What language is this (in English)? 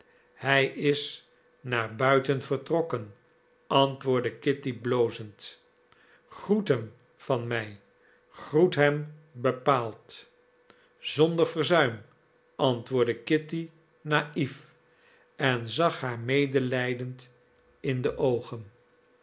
Dutch